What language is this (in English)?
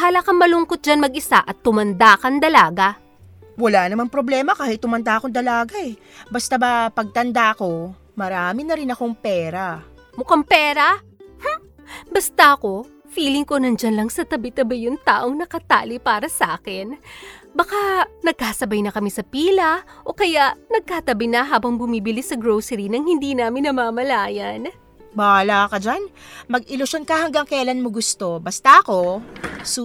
Filipino